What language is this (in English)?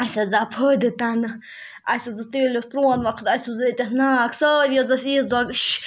Kashmiri